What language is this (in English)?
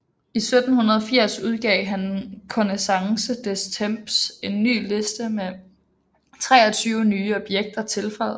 Danish